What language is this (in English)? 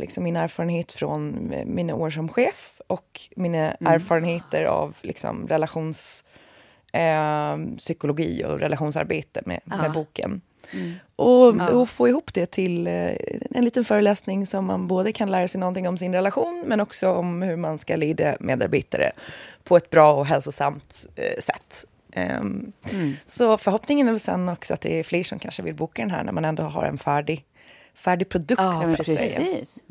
Swedish